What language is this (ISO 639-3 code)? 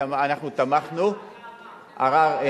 heb